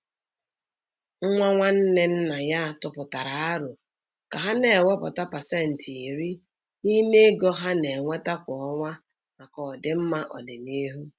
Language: Igbo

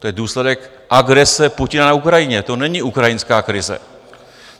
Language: Czech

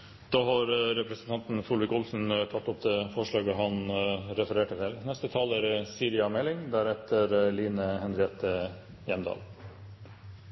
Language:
Norwegian Bokmål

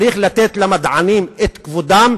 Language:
Hebrew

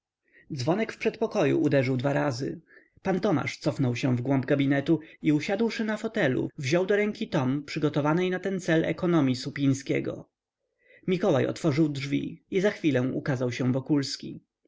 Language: Polish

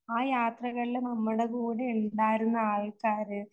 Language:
Malayalam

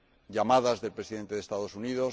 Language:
Spanish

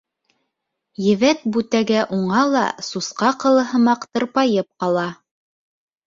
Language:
Bashkir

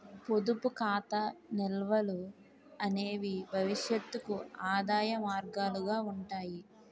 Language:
Telugu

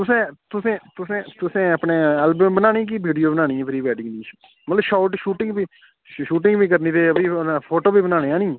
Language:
Dogri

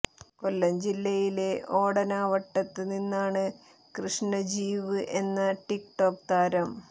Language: Malayalam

